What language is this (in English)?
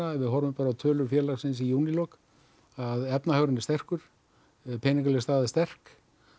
Icelandic